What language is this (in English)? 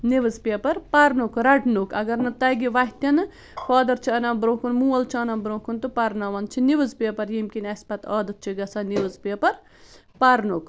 Kashmiri